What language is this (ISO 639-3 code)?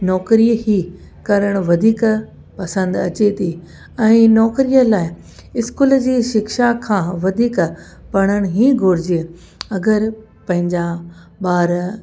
snd